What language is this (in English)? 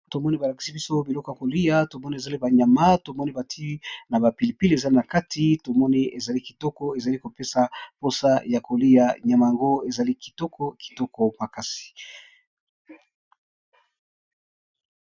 Lingala